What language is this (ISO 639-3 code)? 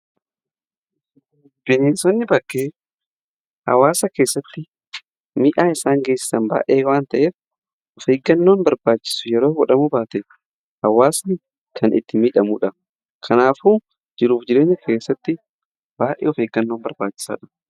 orm